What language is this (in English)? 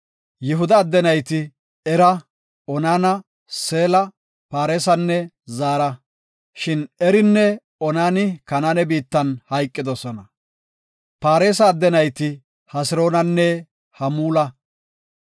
Gofa